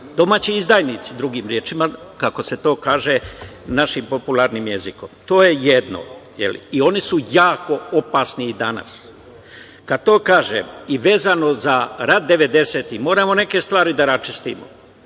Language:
Serbian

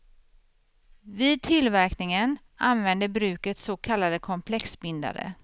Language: Swedish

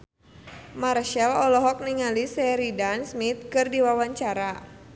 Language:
Sundanese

